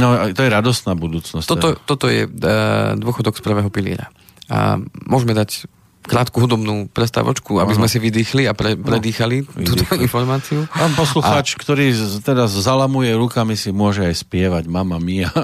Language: Slovak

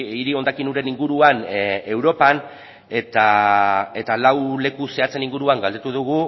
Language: Basque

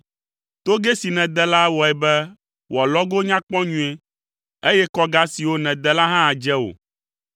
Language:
Ewe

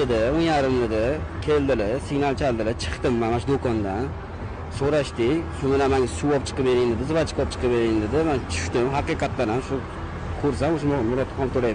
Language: Uzbek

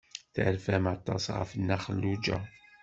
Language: Kabyle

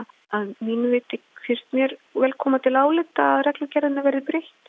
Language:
Icelandic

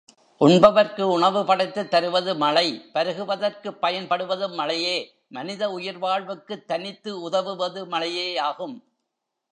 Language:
Tamil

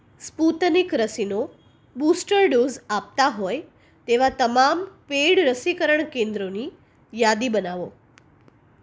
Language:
Gujarati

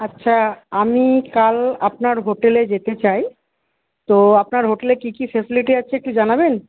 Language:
Bangla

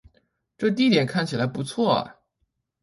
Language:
Chinese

